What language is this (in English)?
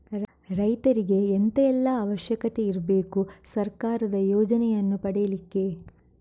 Kannada